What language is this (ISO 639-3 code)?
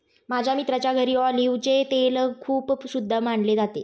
mar